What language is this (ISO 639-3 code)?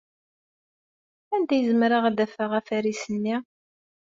kab